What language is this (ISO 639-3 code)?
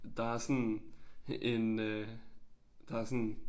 dan